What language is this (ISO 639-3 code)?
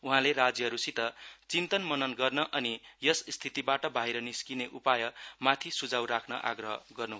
nep